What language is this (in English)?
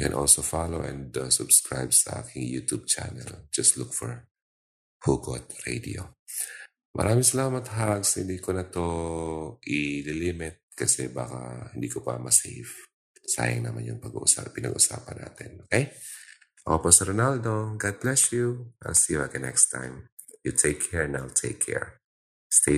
Filipino